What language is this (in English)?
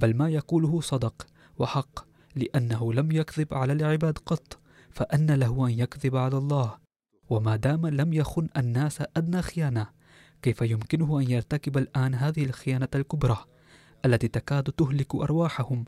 Arabic